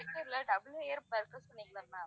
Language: Tamil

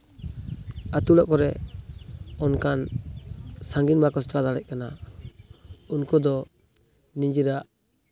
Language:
Santali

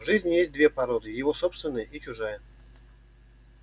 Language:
Russian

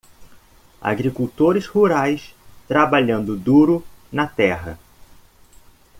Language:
Portuguese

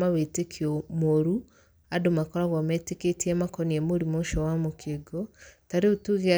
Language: Kikuyu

